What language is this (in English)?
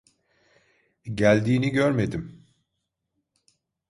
Turkish